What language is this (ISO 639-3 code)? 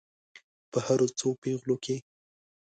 pus